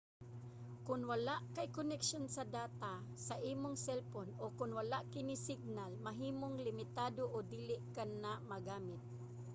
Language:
Cebuano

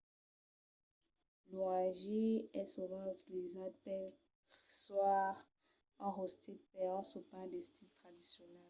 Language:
Occitan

